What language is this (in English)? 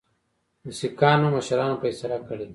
Pashto